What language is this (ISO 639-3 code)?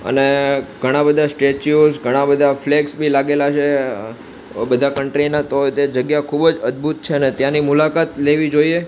guj